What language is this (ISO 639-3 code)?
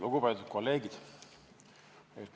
est